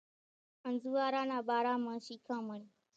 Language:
Kachi Koli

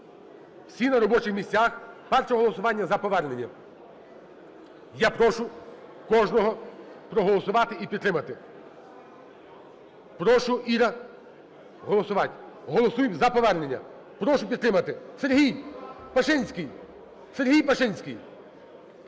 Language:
Ukrainian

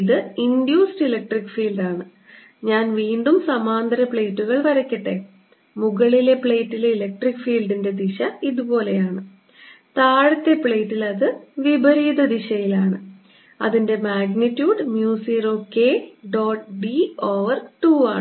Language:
Malayalam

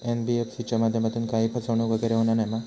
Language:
Marathi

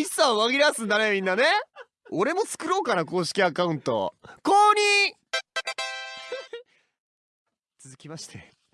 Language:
Japanese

